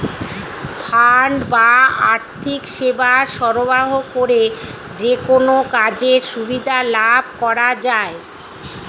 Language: Bangla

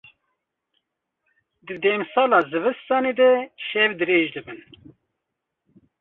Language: Kurdish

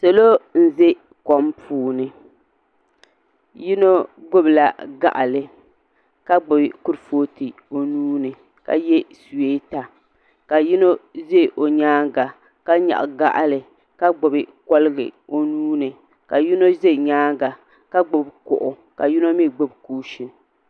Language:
Dagbani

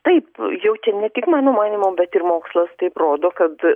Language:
Lithuanian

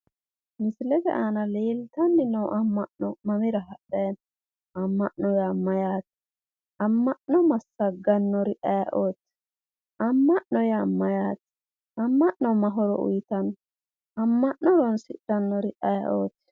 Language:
Sidamo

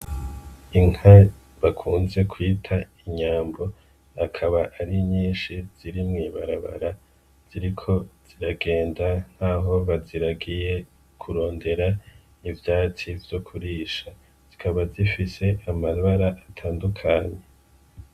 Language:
Rundi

